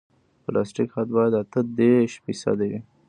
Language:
Pashto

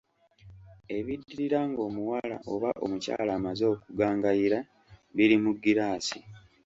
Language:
Ganda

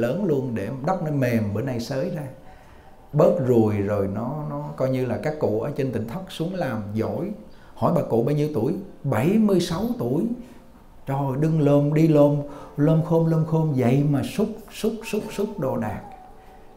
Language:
Vietnamese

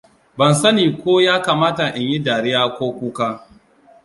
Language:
Hausa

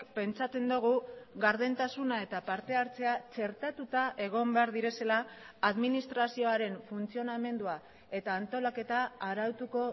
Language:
Basque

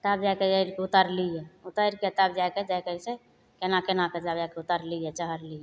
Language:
Maithili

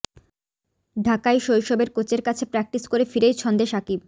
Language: Bangla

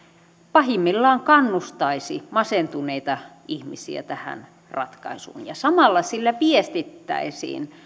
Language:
Finnish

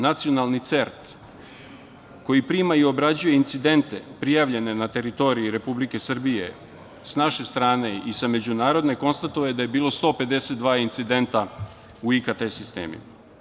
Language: Serbian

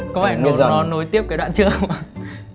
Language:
Vietnamese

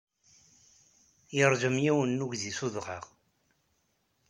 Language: Kabyle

